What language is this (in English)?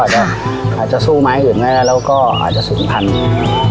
Thai